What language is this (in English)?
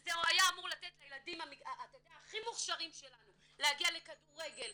Hebrew